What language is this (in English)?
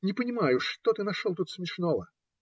Russian